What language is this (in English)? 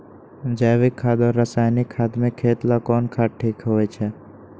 Magahi